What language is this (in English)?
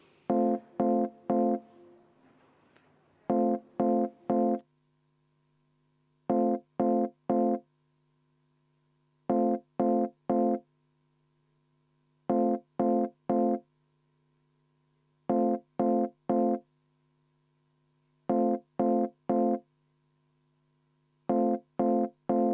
Estonian